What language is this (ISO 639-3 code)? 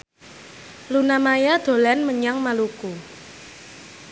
jav